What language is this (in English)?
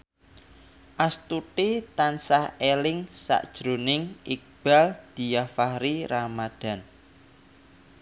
Javanese